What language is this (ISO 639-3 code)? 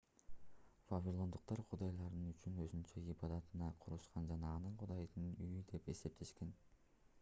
kir